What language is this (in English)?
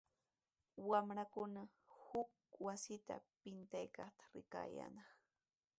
Sihuas Ancash Quechua